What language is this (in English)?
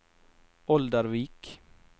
Norwegian